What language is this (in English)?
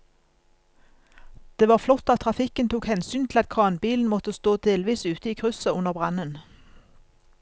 Norwegian